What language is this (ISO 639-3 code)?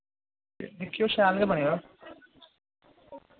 doi